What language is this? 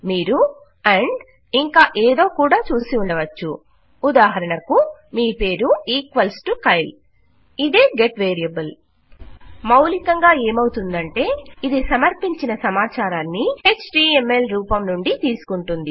Telugu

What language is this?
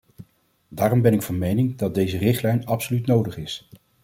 Dutch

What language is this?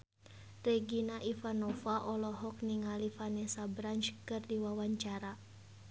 Sundanese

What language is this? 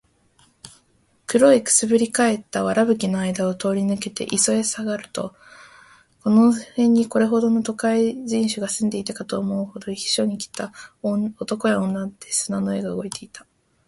Japanese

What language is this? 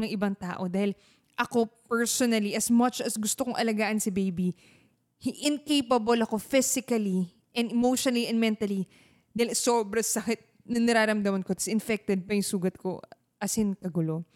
Filipino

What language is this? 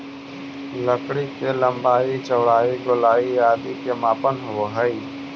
Magahi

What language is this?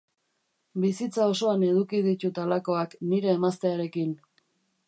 Basque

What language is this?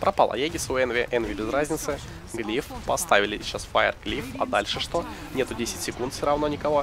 Russian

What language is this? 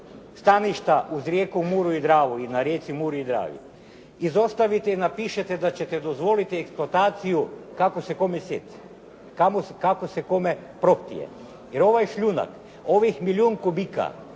Croatian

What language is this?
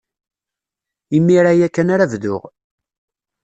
Kabyle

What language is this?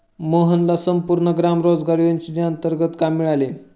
Marathi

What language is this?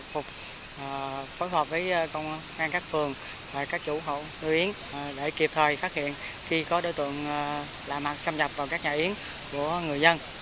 Vietnamese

